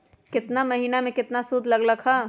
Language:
Magahi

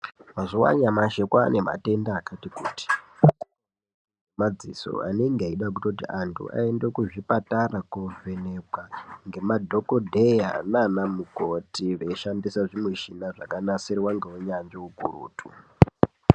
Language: Ndau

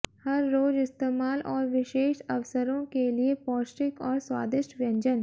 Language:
Hindi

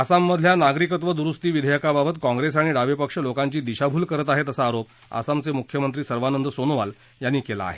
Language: Marathi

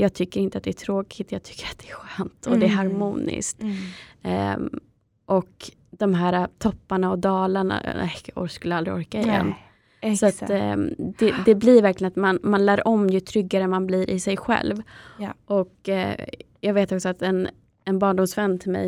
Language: Swedish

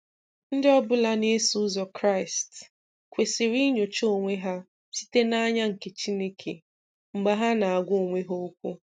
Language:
Igbo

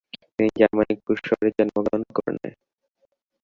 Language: Bangla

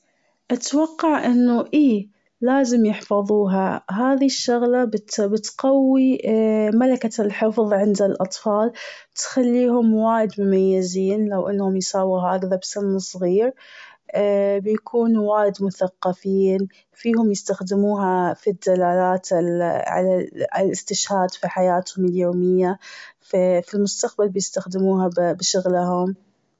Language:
Gulf Arabic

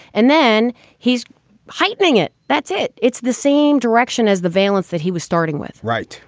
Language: English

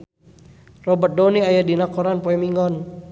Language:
Sundanese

